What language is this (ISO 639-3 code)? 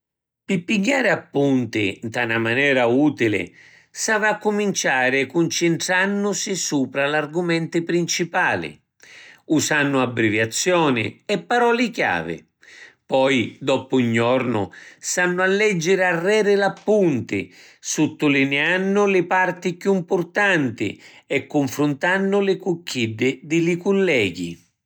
scn